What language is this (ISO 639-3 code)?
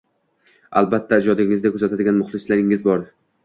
uzb